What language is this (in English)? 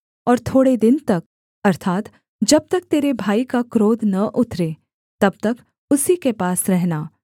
Hindi